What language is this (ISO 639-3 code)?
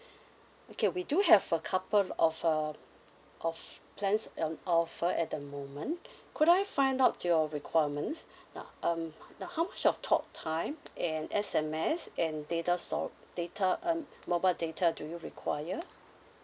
eng